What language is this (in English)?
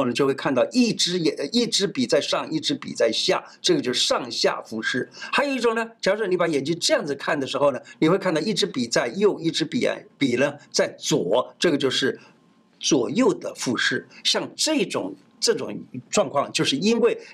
Chinese